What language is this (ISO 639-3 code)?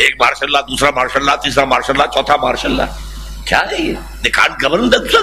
urd